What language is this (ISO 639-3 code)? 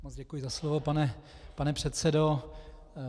ces